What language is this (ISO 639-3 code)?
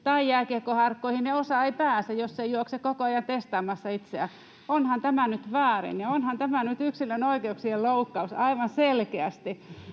fin